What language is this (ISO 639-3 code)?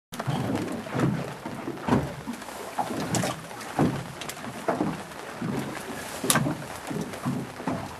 jpn